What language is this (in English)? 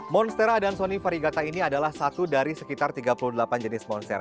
Indonesian